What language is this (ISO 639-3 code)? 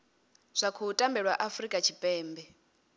ven